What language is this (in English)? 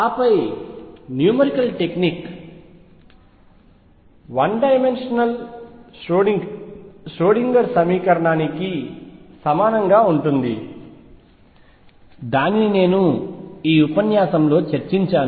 Telugu